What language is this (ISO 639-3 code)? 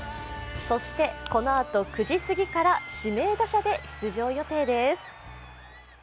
jpn